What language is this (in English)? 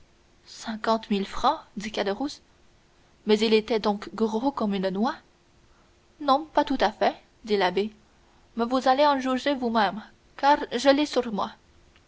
French